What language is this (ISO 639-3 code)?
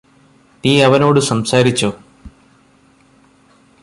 mal